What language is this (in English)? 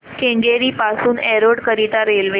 Marathi